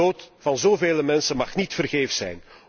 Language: Dutch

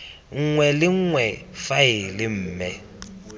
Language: Tswana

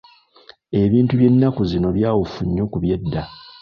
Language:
Ganda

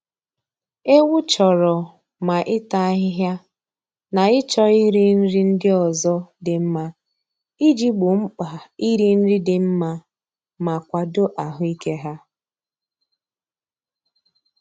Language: Igbo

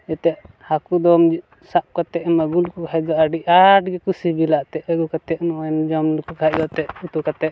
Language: Santali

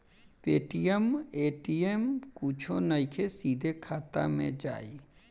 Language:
Bhojpuri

